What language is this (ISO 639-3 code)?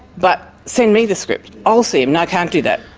eng